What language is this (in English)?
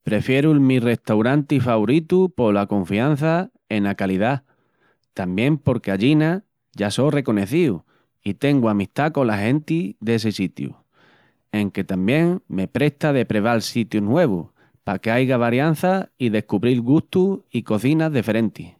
Extremaduran